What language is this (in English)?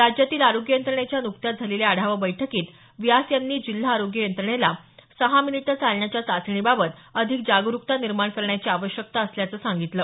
Marathi